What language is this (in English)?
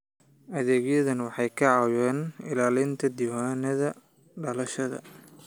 Somali